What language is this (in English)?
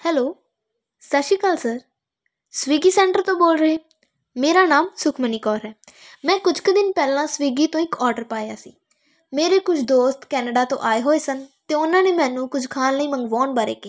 Punjabi